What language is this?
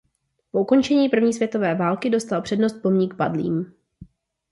Czech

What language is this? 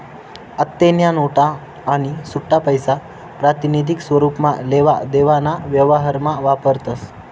Marathi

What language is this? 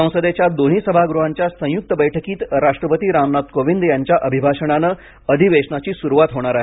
Marathi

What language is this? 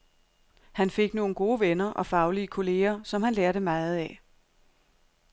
Danish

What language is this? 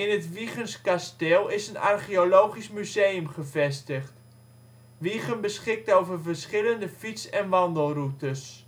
Dutch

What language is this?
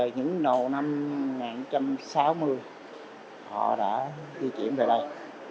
Vietnamese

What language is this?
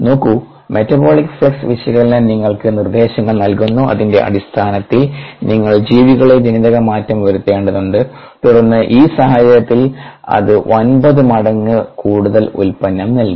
Malayalam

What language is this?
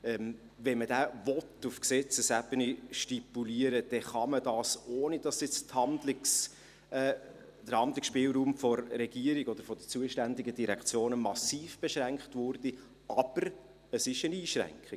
Swiss German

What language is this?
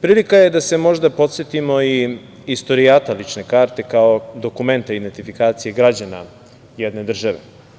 Serbian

